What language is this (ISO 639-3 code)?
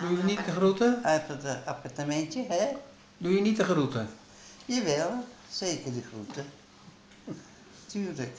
nld